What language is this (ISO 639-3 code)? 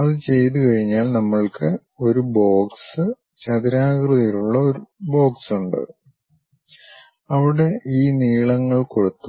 mal